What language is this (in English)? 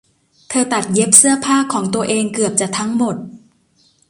Thai